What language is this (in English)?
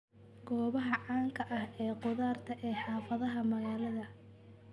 Somali